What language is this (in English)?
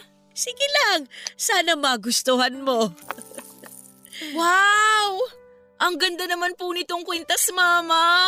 Filipino